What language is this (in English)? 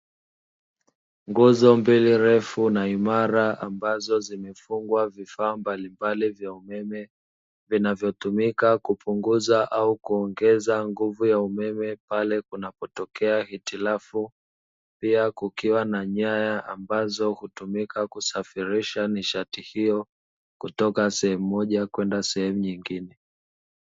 Swahili